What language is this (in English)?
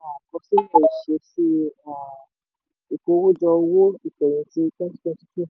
Yoruba